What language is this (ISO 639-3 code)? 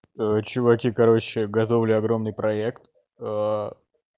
rus